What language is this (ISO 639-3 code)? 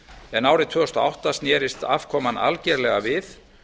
isl